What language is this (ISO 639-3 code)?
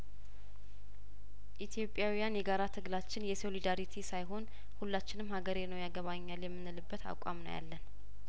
amh